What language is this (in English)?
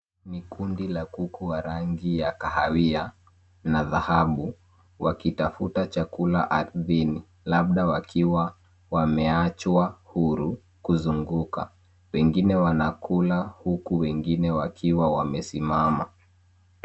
Swahili